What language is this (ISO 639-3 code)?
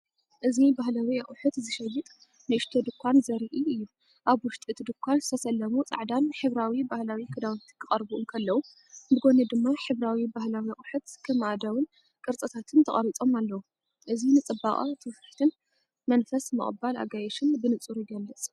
tir